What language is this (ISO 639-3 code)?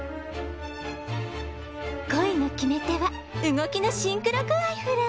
jpn